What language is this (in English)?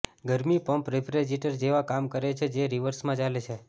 Gujarati